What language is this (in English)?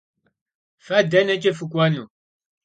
Kabardian